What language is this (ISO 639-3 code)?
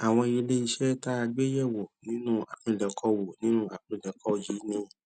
yor